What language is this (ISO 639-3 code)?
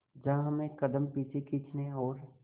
hin